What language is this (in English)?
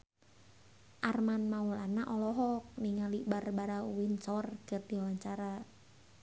Sundanese